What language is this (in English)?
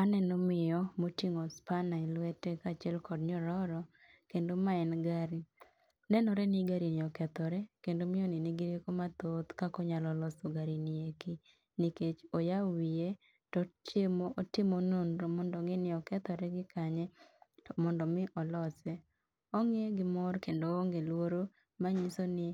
Luo (Kenya and Tanzania)